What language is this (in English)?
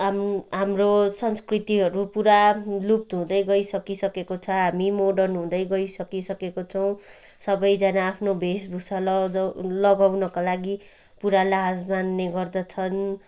Nepali